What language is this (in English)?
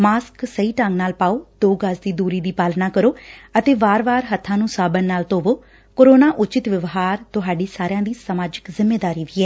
Punjabi